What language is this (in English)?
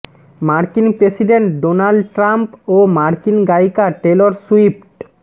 Bangla